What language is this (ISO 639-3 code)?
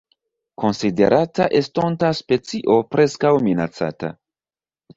epo